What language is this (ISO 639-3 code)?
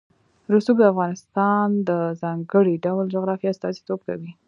pus